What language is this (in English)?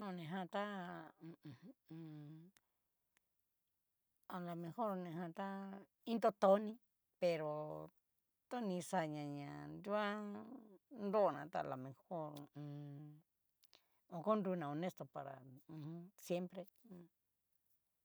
Cacaloxtepec Mixtec